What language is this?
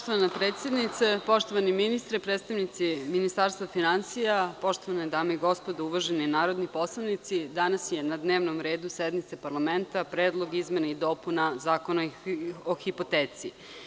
Serbian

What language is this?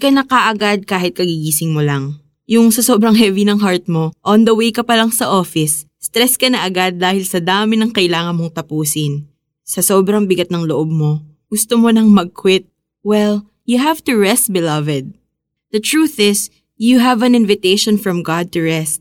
Filipino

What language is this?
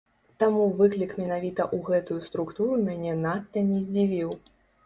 Belarusian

